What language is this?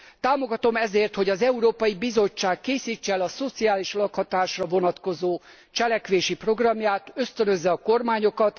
Hungarian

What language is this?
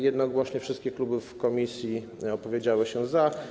Polish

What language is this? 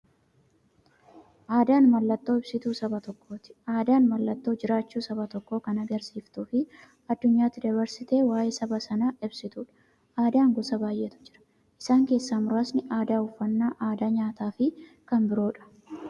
Oromo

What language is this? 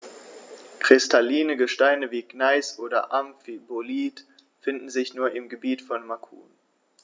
German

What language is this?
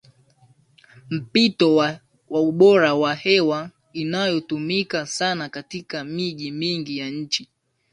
Swahili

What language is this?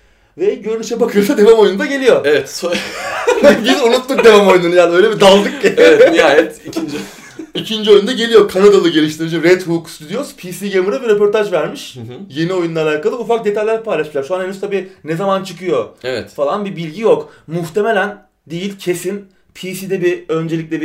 Turkish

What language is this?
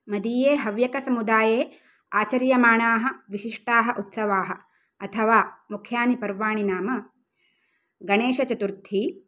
Sanskrit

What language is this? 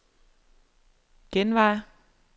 Danish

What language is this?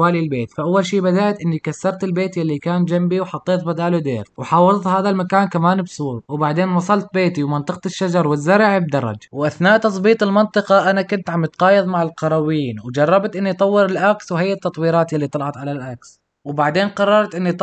Arabic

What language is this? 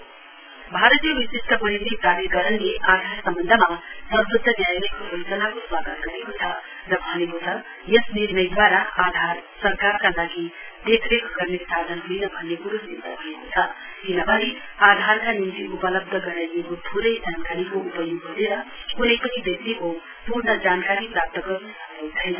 Nepali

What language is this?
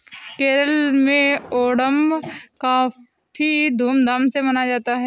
Hindi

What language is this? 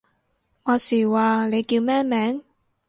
Cantonese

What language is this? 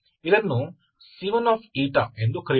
Kannada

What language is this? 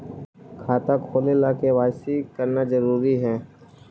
Magahi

